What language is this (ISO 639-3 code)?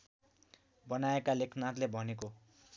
nep